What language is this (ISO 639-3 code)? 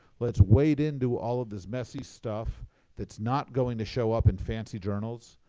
eng